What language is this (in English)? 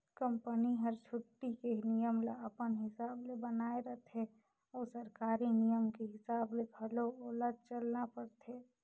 Chhattisgarhi